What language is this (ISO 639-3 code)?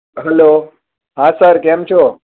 guj